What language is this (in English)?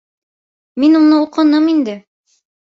Bashkir